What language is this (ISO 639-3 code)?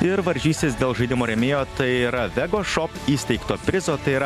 lit